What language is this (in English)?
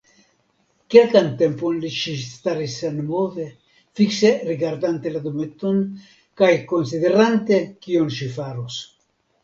Esperanto